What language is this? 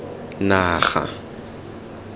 Tswana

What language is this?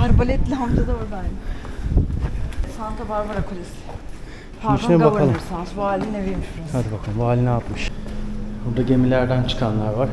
Turkish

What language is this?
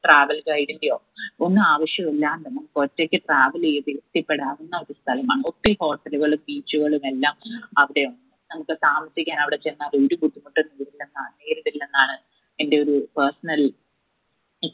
Malayalam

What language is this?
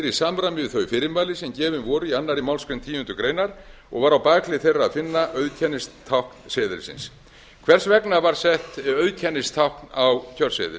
Icelandic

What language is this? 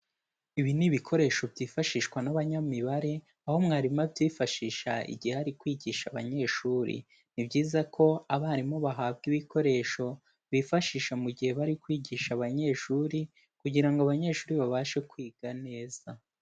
Kinyarwanda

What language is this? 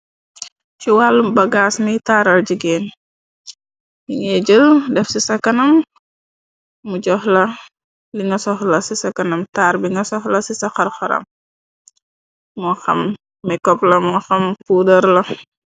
Wolof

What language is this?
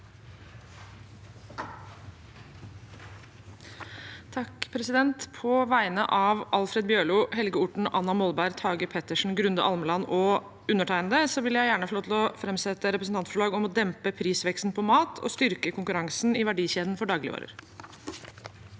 Norwegian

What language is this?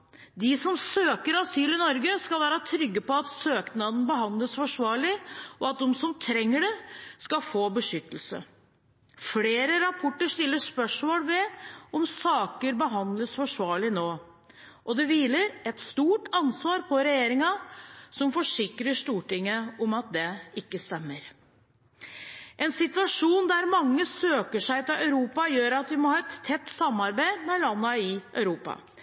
Norwegian Bokmål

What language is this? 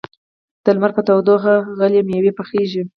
Pashto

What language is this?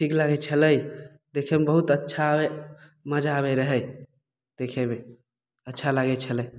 Maithili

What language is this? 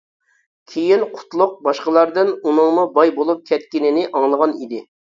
Uyghur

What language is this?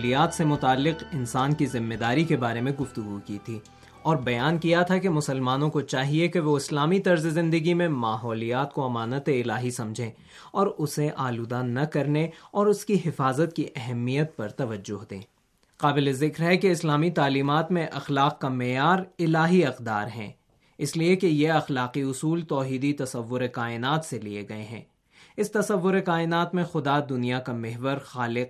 Urdu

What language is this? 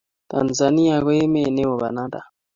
Kalenjin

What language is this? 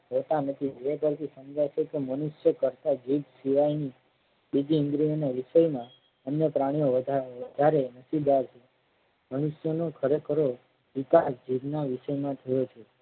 Gujarati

